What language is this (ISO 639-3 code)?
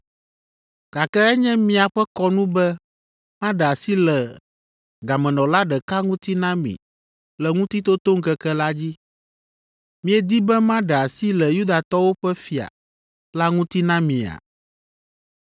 ewe